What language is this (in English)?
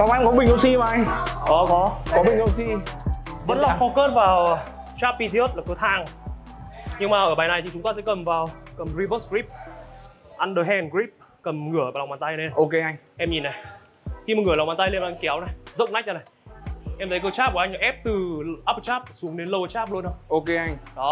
Vietnamese